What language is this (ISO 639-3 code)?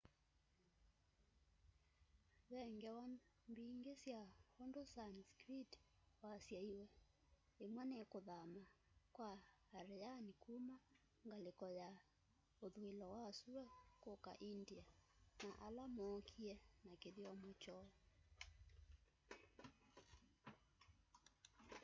kam